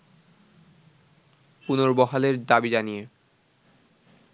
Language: Bangla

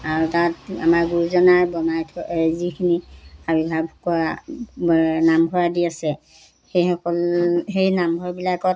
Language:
Assamese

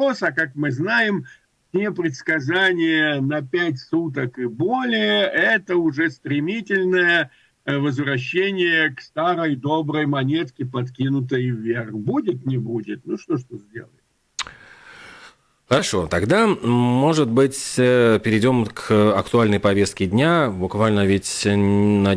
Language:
Russian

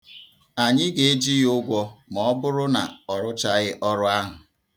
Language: Igbo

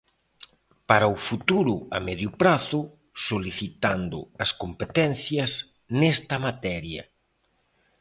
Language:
Galician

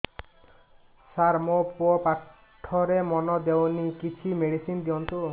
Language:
Odia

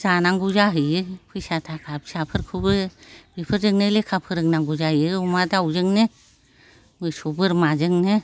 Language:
Bodo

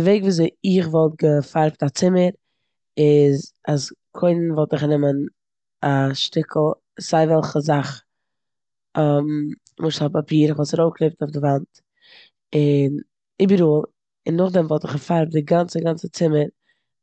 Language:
Yiddish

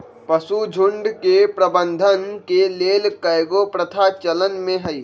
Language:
Magahi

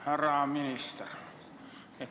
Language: Estonian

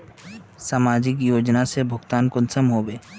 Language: Magahi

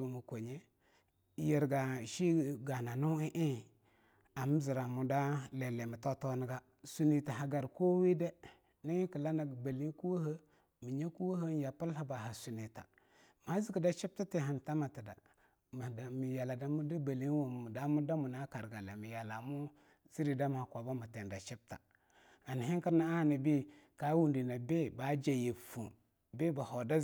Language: Longuda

